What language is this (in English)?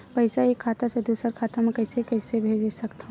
Chhattisgarhi